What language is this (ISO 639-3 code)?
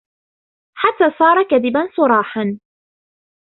ara